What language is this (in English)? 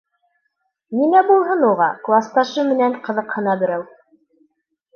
Bashkir